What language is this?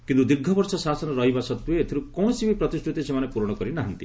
Odia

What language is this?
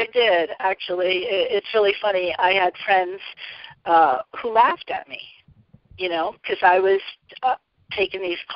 English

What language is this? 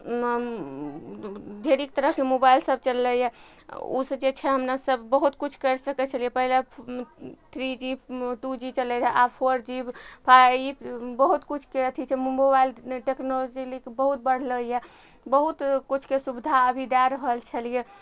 Maithili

